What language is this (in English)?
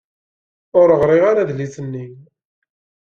Kabyle